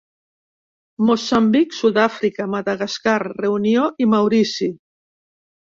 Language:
Catalan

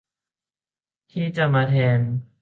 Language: Thai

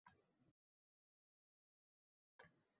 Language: Uzbek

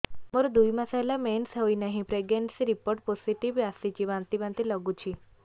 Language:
Odia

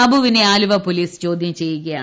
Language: Malayalam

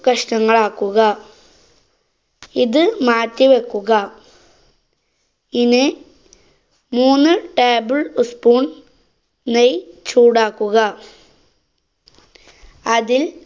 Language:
Malayalam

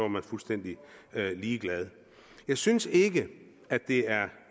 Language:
Danish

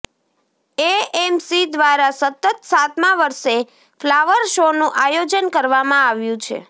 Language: Gujarati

